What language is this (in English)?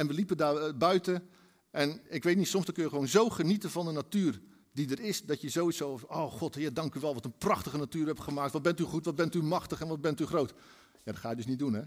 Dutch